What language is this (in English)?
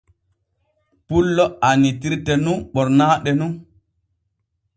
Borgu Fulfulde